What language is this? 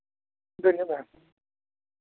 Santali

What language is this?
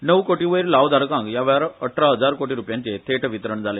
Konkani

